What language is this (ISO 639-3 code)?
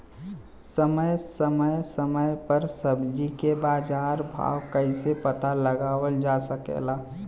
bho